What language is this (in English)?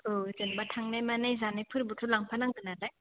Bodo